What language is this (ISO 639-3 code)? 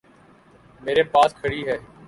urd